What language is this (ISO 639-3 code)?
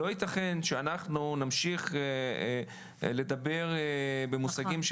heb